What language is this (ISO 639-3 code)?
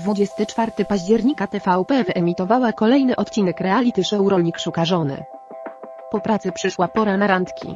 pol